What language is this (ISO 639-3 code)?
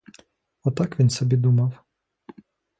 ukr